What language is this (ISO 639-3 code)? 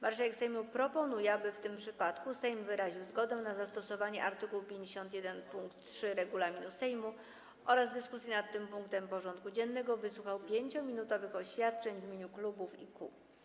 pol